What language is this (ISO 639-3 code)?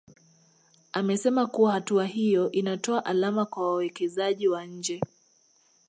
swa